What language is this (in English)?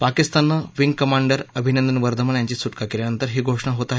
Marathi